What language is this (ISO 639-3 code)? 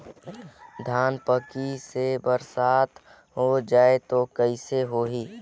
hne